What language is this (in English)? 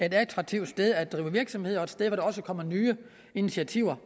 Danish